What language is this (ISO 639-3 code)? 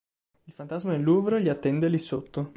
ita